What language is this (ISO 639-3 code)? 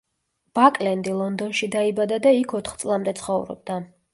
kat